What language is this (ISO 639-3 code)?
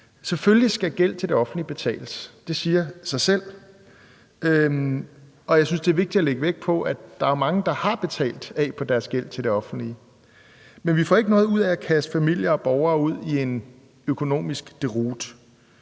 dan